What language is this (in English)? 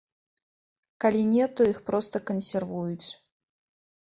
Belarusian